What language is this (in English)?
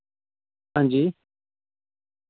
Dogri